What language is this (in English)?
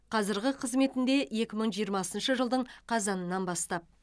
Kazakh